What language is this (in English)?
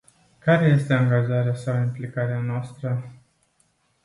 Romanian